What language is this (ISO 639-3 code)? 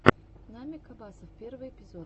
rus